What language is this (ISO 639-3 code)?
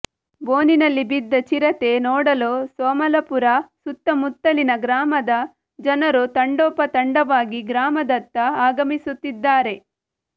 kan